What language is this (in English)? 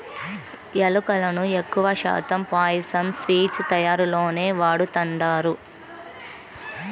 Telugu